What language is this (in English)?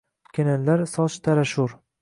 Uzbek